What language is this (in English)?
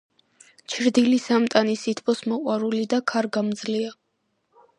Georgian